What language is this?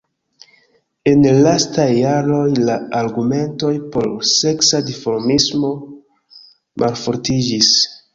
Esperanto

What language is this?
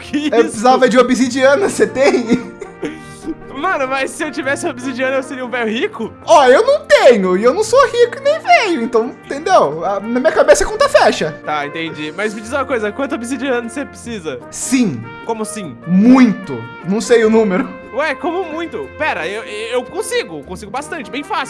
Portuguese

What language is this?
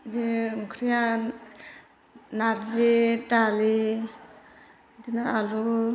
Bodo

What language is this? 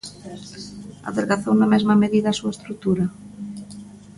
Galician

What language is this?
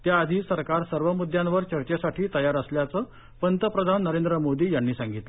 Marathi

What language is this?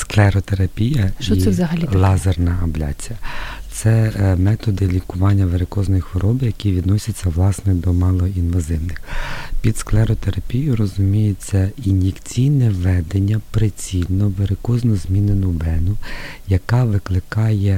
Ukrainian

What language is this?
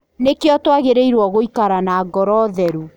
Kikuyu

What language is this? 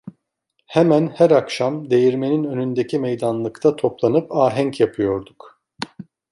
Turkish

